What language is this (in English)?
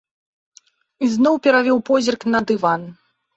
Belarusian